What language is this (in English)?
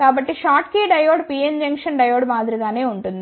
Telugu